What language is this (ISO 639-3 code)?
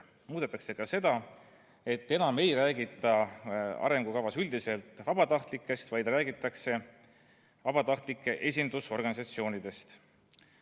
est